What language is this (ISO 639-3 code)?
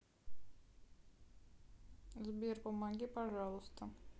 rus